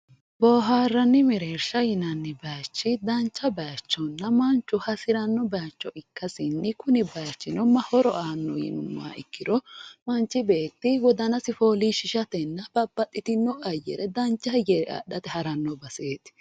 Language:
Sidamo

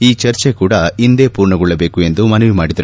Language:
Kannada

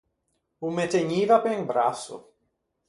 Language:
Ligurian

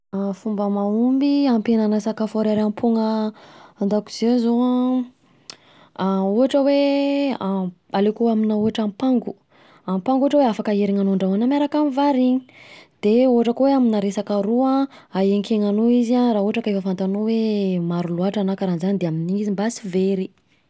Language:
Southern Betsimisaraka Malagasy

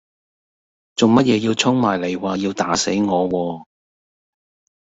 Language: Cantonese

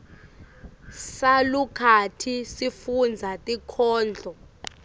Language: Swati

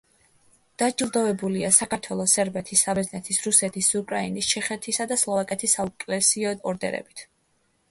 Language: Georgian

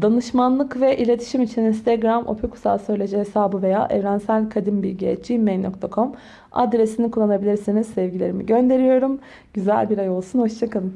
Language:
Turkish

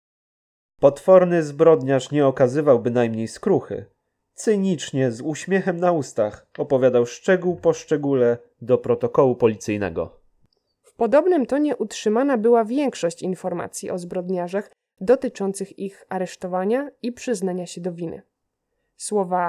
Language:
Polish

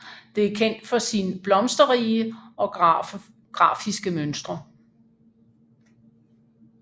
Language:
Danish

